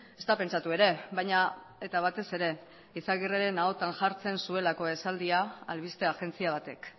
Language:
Basque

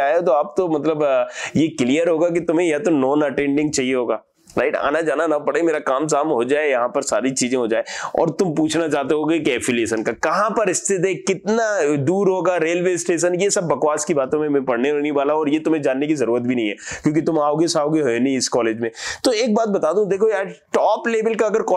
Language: Hindi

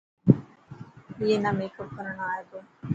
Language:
Dhatki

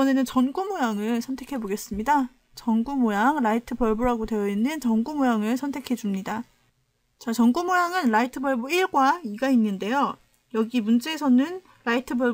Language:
Korean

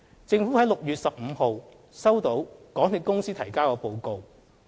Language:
Cantonese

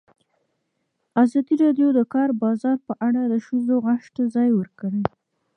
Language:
Pashto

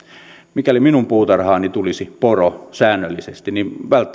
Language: Finnish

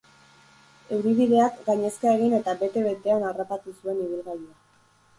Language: Basque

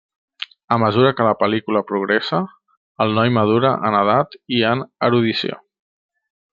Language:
Catalan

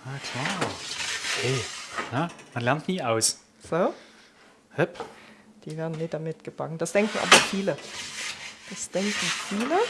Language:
German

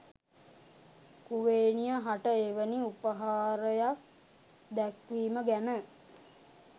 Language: Sinhala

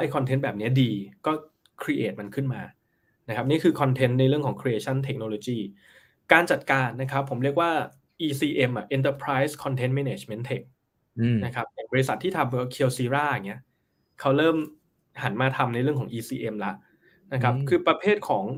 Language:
Thai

